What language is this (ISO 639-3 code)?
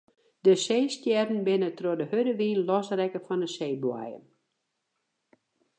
fry